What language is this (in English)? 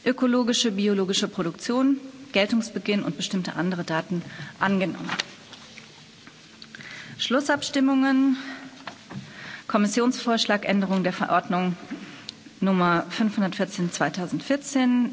German